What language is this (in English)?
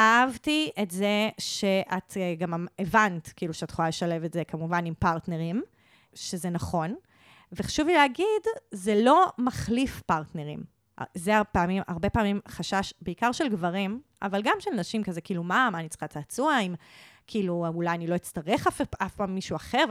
Hebrew